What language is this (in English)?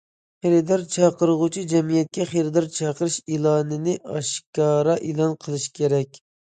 Uyghur